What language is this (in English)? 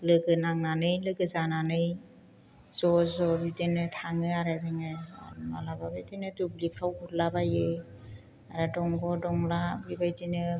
Bodo